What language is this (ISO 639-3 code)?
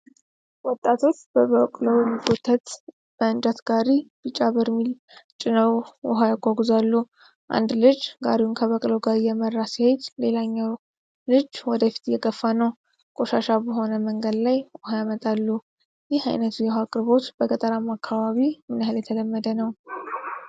amh